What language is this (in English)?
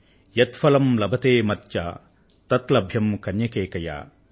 Telugu